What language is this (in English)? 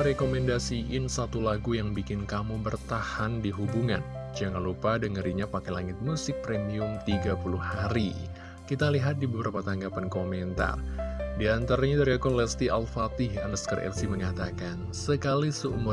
Indonesian